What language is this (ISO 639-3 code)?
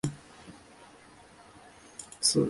zho